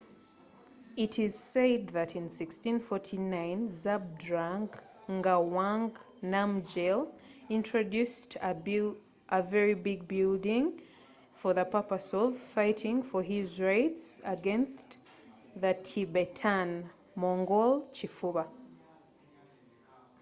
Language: Ganda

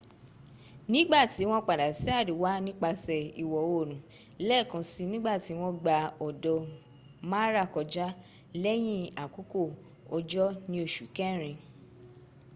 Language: Yoruba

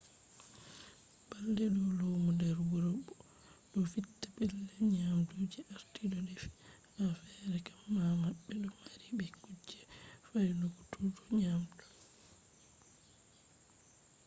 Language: Fula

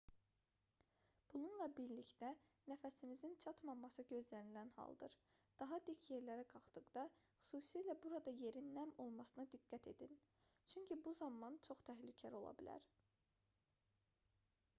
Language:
Azerbaijani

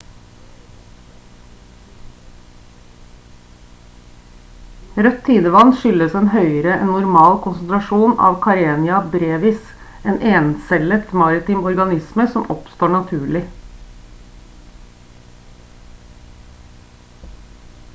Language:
Norwegian Bokmål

